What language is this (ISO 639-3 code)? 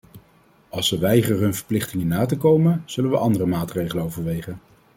nld